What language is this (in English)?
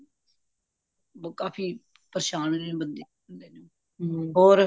Punjabi